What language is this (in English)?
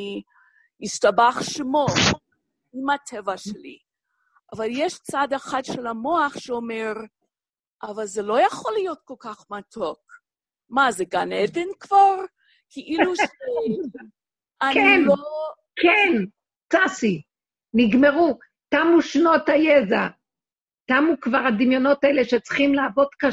Hebrew